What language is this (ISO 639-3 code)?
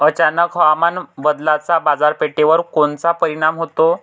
mar